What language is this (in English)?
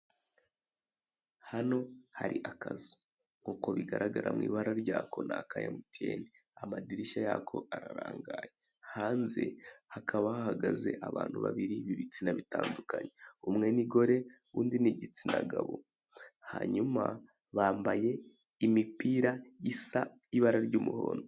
Kinyarwanda